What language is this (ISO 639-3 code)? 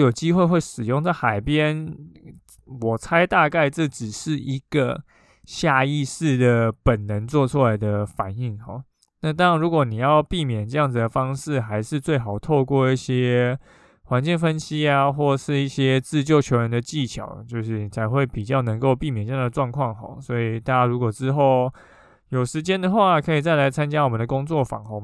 zho